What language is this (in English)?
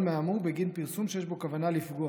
Hebrew